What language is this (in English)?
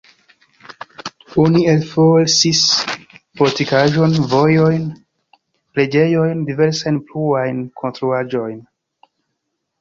Esperanto